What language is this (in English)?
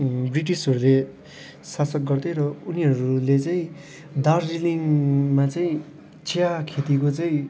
Nepali